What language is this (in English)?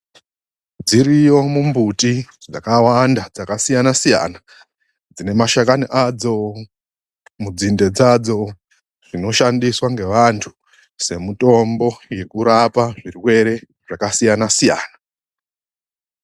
Ndau